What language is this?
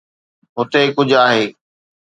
Sindhi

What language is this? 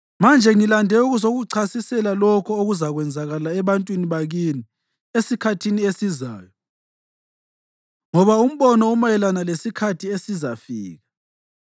North Ndebele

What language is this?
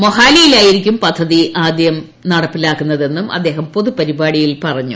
Malayalam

